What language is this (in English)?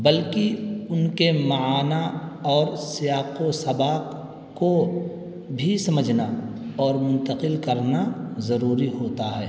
Urdu